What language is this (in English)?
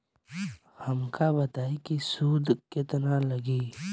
Bhojpuri